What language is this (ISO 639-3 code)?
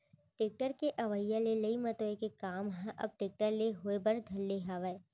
hne